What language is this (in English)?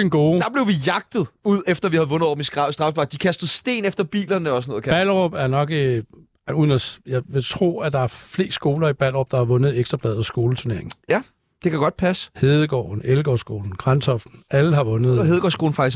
Danish